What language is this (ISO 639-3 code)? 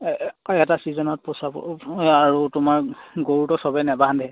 asm